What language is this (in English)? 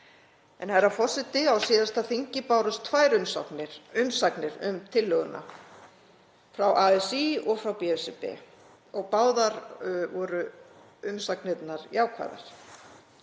Icelandic